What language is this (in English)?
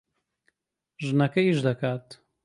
Central Kurdish